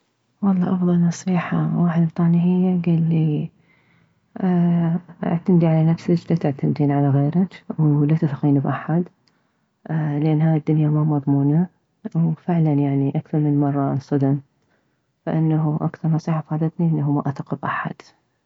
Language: Mesopotamian Arabic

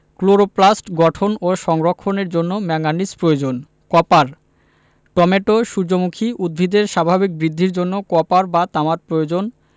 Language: Bangla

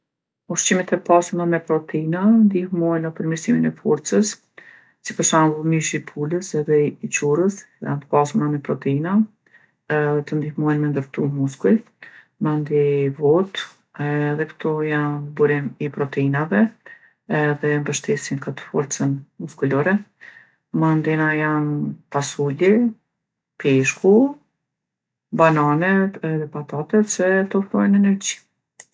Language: Gheg Albanian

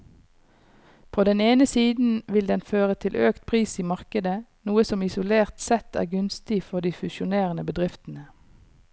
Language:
Norwegian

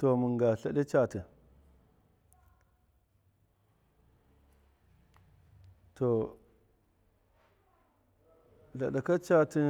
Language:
Miya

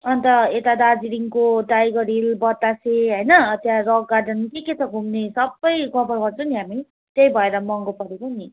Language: Nepali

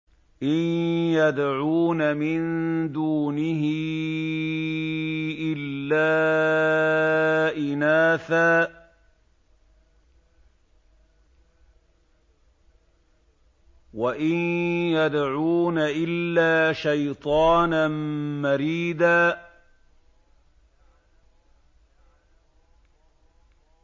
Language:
Arabic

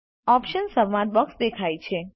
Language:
Gujarati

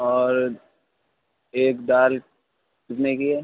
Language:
Urdu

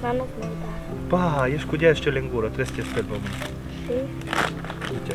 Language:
Romanian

